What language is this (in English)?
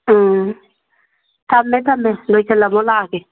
Manipuri